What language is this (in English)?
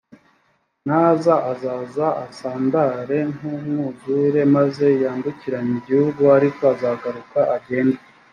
Kinyarwanda